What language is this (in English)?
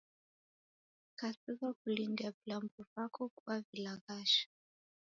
Taita